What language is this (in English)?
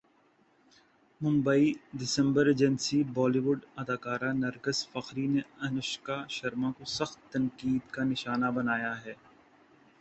Urdu